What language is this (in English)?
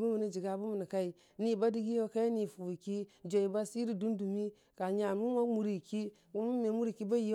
Dijim-Bwilim